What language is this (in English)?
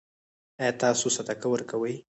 Pashto